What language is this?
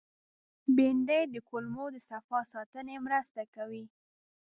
Pashto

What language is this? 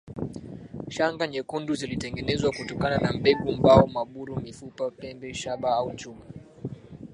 Swahili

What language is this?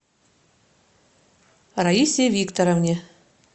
Russian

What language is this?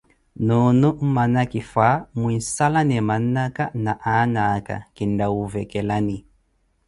Koti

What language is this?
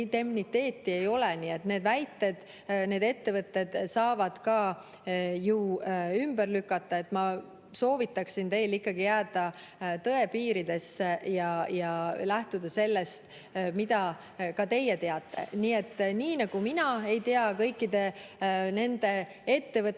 Estonian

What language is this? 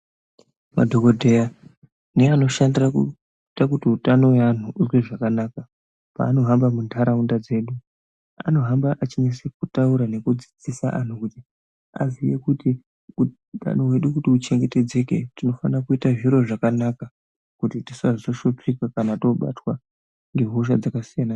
Ndau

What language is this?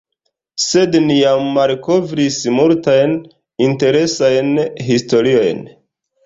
Esperanto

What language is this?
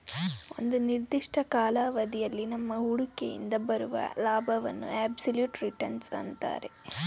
Kannada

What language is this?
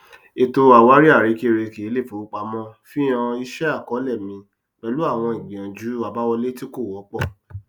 Yoruba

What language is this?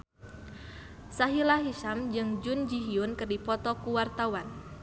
Sundanese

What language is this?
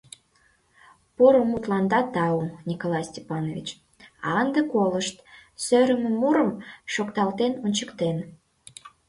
Mari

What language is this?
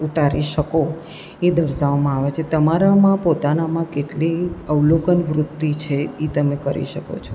Gujarati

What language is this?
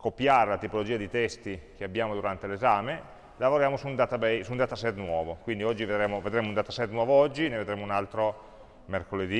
Italian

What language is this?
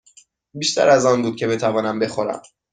Persian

